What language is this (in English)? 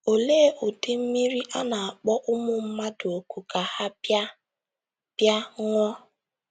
Igbo